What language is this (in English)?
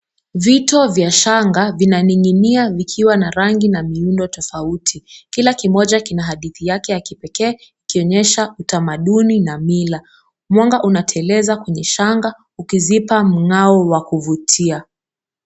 Swahili